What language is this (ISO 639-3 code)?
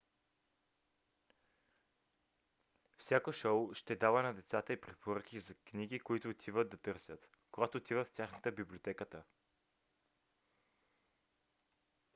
bul